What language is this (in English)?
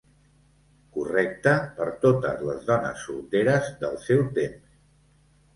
Catalan